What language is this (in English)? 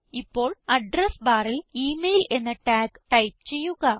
Malayalam